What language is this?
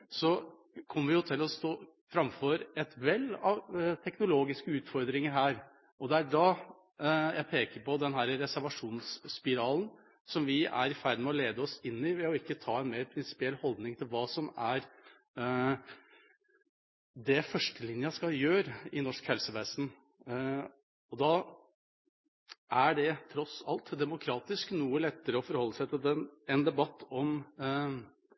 Norwegian Bokmål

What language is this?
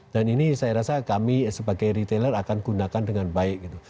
Indonesian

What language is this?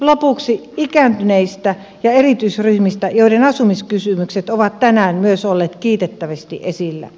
Finnish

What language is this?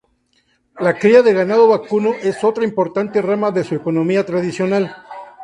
Spanish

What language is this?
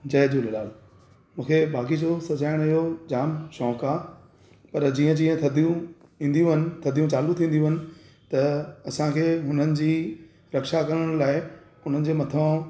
Sindhi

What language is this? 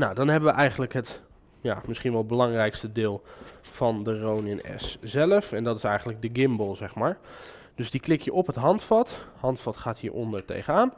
Dutch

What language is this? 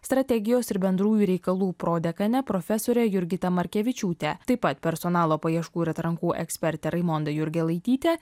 Lithuanian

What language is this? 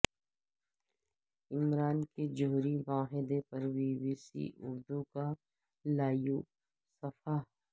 Urdu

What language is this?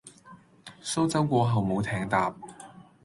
Cantonese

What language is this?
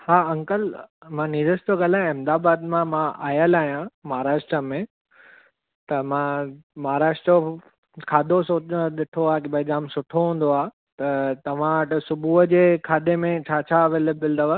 Sindhi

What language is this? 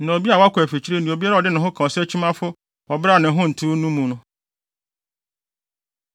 Akan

